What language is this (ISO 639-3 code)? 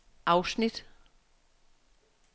dan